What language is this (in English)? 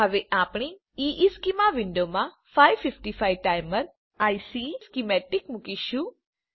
Gujarati